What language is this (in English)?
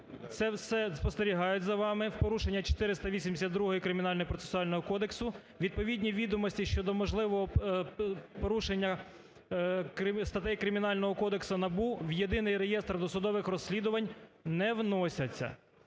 Ukrainian